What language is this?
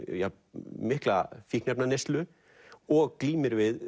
Icelandic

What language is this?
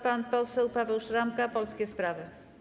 Polish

